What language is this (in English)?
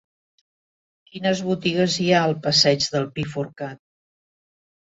Catalan